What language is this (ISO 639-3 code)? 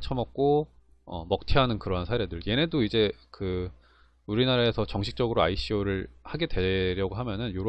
kor